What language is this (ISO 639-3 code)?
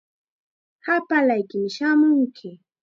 qxa